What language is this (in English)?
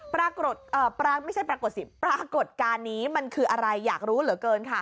Thai